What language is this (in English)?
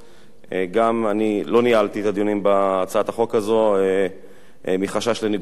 Hebrew